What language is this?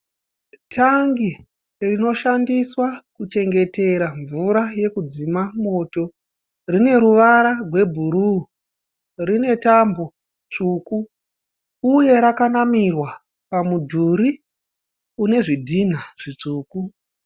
Shona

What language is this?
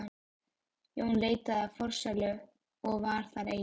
Icelandic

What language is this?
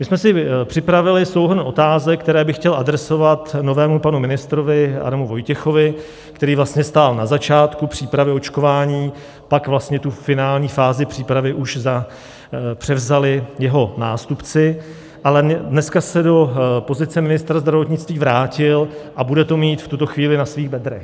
Czech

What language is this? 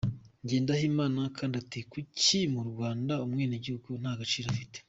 Kinyarwanda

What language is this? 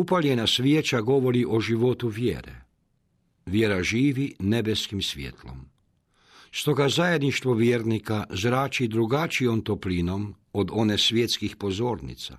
Croatian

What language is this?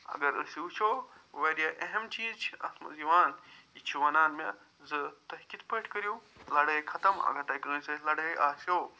Kashmiri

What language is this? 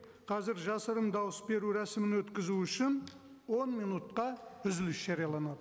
Kazakh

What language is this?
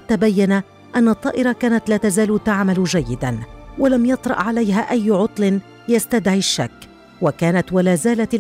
Arabic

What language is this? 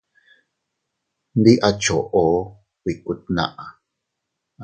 Teutila Cuicatec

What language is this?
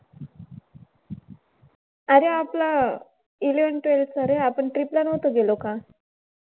Marathi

